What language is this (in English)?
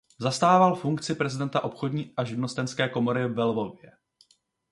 Czech